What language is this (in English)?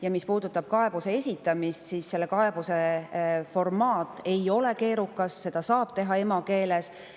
Estonian